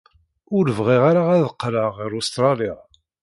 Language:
Kabyle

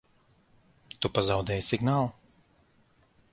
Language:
Latvian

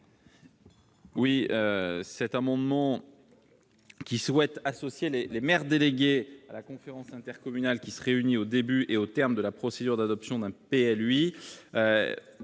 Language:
French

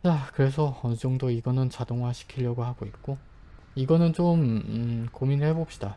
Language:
Korean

